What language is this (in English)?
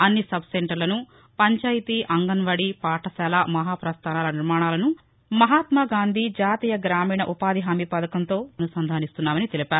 Telugu